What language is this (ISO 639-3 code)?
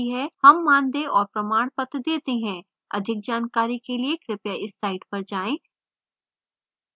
hin